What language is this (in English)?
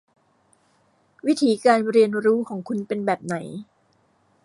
Thai